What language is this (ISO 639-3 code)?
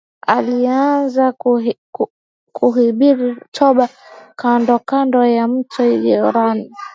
swa